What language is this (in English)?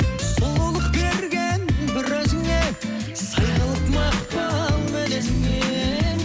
Kazakh